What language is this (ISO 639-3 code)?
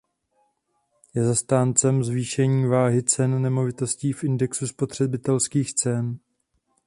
ces